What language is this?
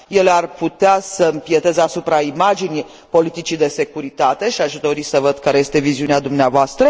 Romanian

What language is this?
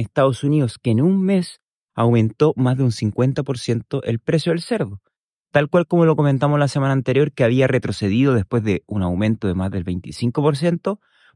Spanish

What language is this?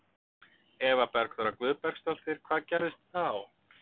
Icelandic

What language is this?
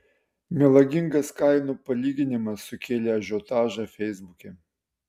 Lithuanian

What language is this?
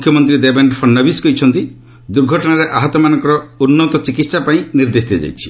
Odia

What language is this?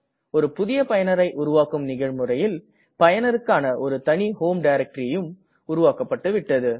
Tamil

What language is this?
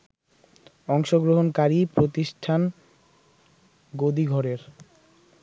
Bangla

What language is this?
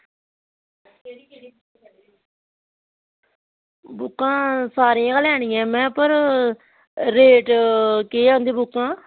Dogri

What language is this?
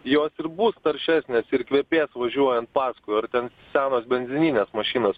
Lithuanian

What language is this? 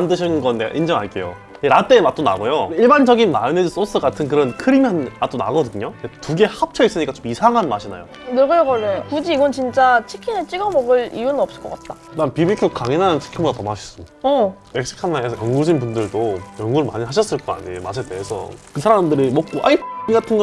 Korean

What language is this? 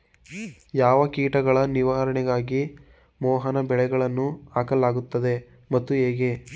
Kannada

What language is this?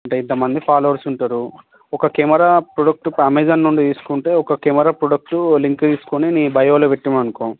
Telugu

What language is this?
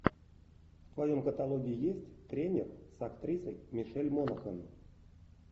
Russian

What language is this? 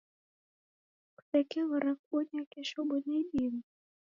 Taita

